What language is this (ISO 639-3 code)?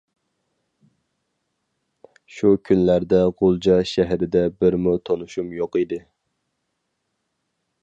uig